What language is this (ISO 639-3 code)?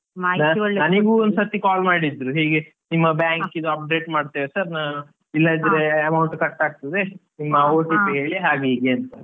kan